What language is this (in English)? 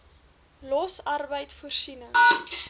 Afrikaans